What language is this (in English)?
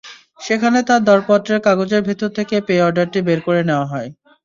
Bangla